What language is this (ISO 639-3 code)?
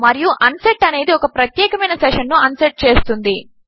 tel